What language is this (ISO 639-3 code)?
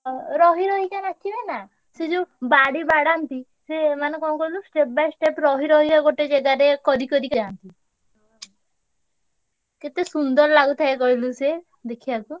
ori